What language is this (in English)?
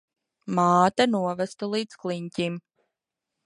Latvian